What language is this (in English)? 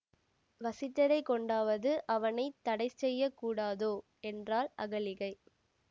Tamil